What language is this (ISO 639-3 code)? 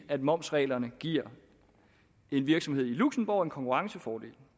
dan